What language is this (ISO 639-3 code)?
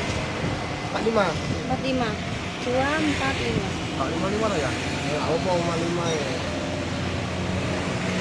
ind